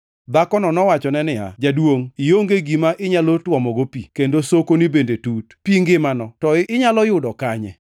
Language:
Luo (Kenya and Tanzania)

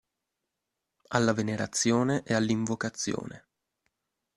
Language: Italian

